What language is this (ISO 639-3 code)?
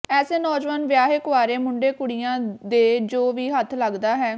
pan